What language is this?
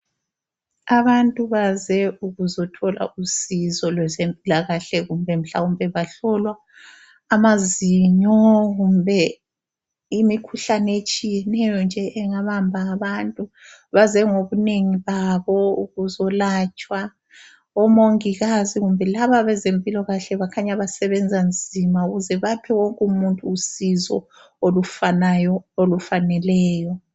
North Ndebele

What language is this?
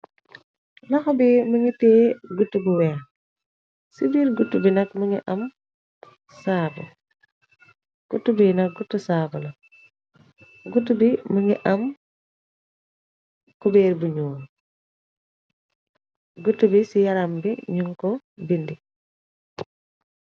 Wolof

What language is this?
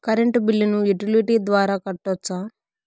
Telugu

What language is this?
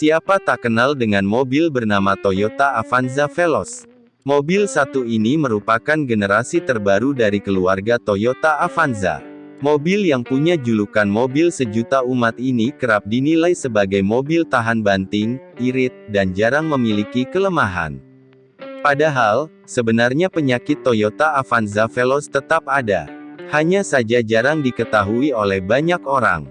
Indonesian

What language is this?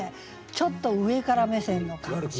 Japanese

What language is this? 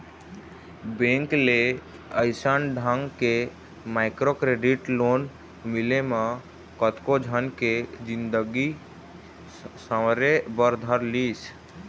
Chhattisgarhi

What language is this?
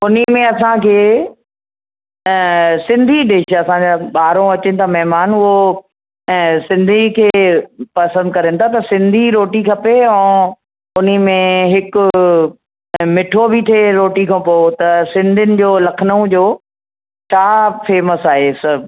Sindhi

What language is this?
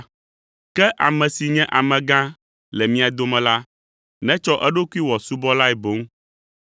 Ewe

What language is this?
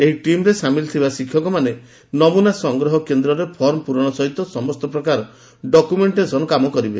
Odia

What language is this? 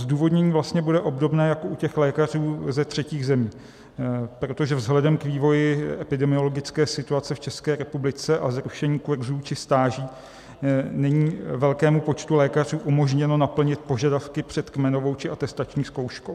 Czech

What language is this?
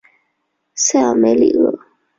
Chinese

